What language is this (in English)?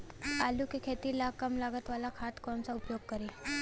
Bhojpuri